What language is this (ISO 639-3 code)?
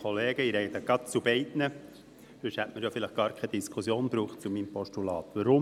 gsw